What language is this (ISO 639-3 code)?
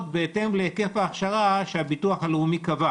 heb